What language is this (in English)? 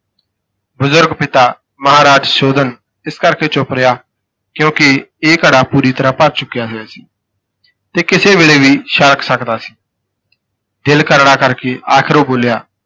Punjabi